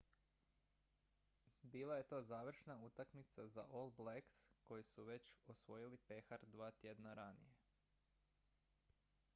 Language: Croatian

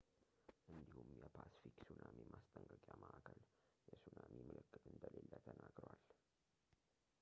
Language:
Amharic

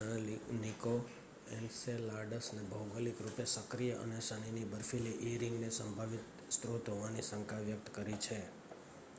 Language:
Gujarati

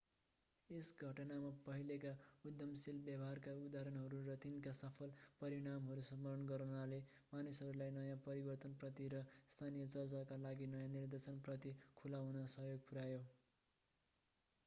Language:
Nepali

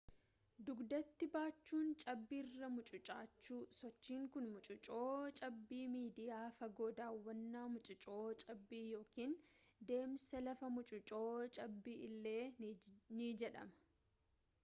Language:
Oromo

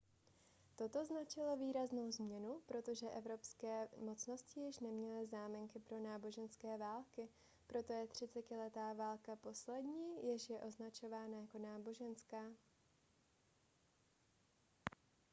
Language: Czech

